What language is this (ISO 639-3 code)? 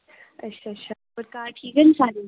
doi